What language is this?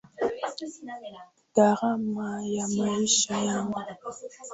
Swahili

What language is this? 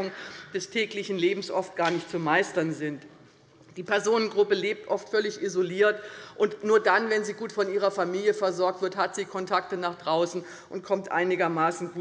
German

